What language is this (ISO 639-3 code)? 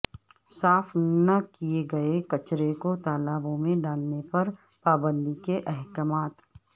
urd